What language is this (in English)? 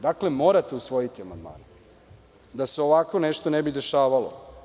Serbian